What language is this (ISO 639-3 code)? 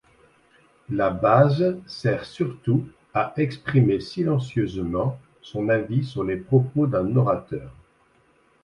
fra